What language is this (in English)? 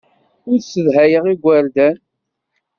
Kabyle